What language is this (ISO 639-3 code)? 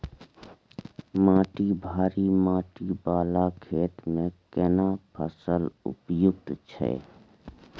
mai